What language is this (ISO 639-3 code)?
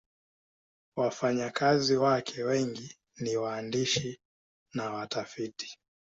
swa